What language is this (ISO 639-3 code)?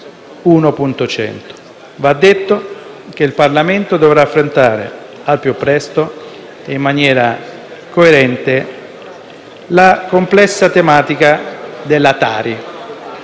ita